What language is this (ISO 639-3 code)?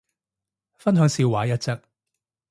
yue